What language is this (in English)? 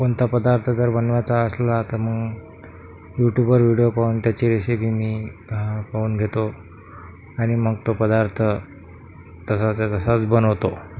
Marathi